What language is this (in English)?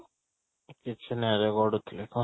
Odia